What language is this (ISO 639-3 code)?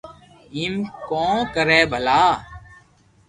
lrk